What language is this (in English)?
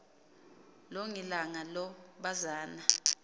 Xhosa